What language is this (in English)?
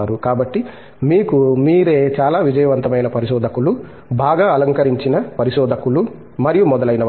Telugu